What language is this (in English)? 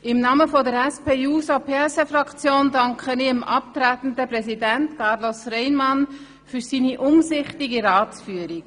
Swiss German